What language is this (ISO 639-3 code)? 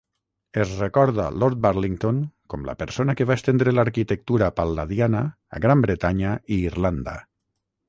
cat